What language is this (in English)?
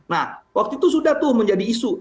Indonesian